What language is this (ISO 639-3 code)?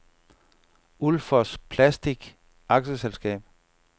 dan